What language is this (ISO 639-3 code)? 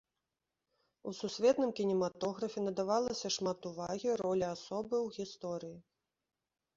bel